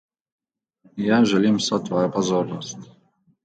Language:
Slovenian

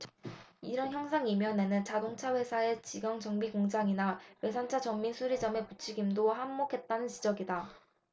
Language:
Korean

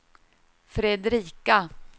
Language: Swedish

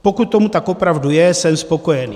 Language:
Czech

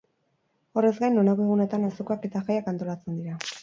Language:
Basque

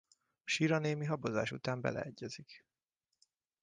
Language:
Hungarian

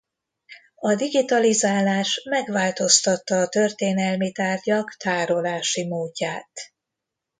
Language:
Hungarian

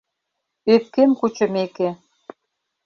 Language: Mari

